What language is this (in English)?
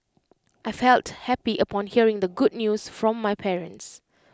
English